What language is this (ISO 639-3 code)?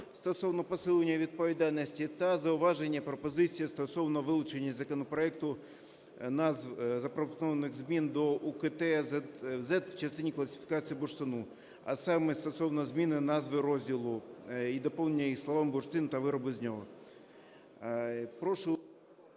ukr